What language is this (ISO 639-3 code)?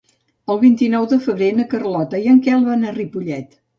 cat